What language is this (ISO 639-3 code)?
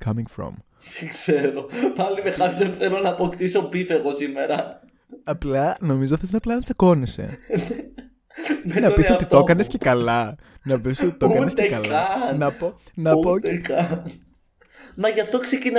ell